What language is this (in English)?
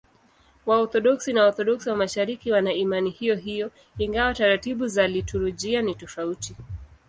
Swahili